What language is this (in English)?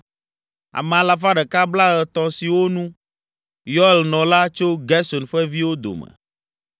Ewe